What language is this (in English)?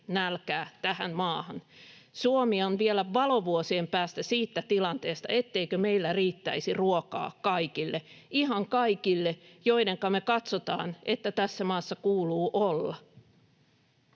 Finnish